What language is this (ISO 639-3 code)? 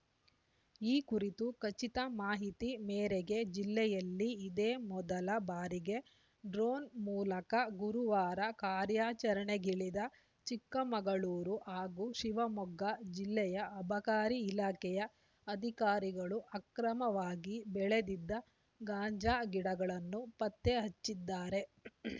kan